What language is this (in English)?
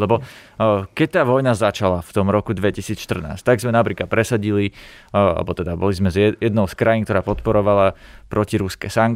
Slovak